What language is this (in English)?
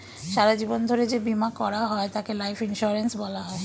Bangla